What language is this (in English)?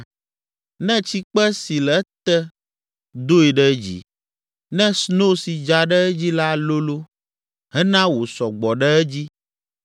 Ewe